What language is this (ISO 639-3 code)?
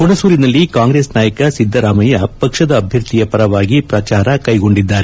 kan